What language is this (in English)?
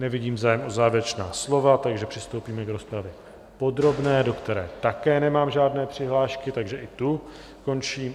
Czech